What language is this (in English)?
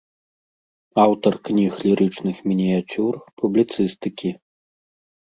Belarusian